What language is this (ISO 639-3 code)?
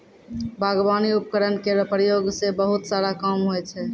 mai